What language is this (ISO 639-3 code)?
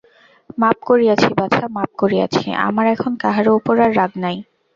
ben